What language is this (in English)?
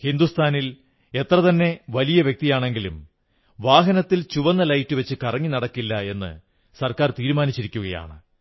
Malayalam